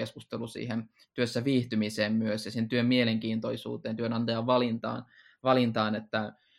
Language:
Finnish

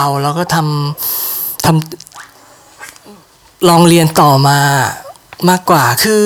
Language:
Thai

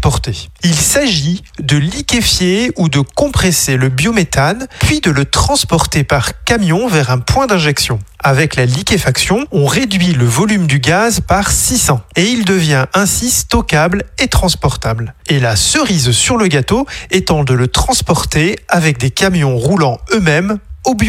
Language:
French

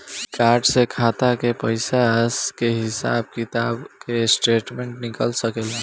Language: Bhojpuri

